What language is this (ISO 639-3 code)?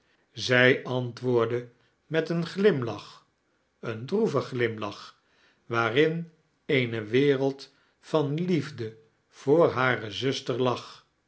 nld